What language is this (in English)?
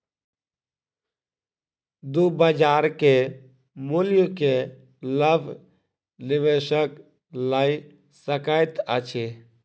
Maithili